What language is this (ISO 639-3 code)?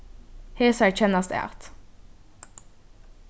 fao